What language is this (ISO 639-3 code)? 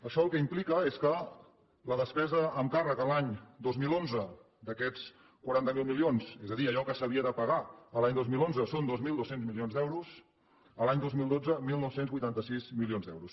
cat